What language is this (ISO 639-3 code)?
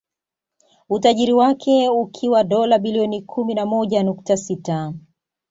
swa